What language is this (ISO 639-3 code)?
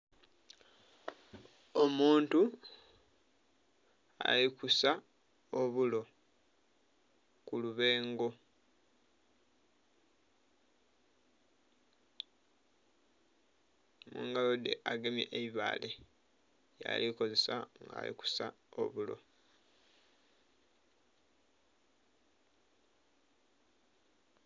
xog